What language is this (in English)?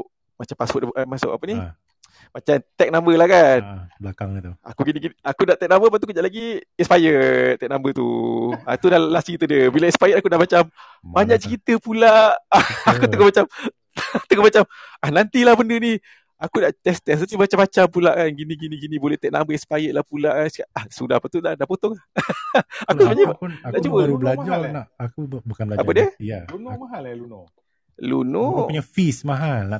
Malay